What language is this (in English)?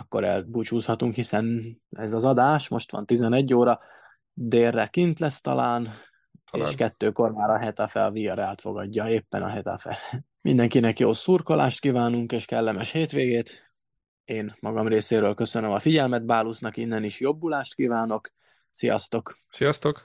Hungarian